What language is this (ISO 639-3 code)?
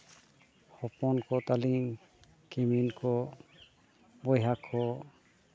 sat